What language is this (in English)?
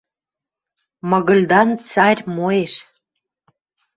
Western Mari